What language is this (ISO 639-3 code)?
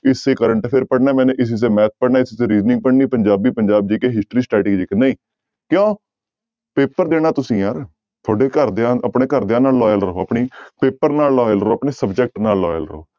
pan